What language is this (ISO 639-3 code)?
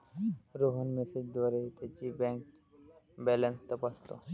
mar